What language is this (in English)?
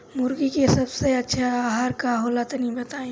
Bhojpuri